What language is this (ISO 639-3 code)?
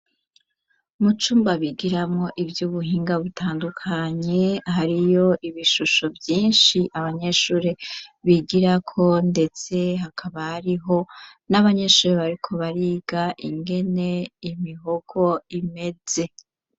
run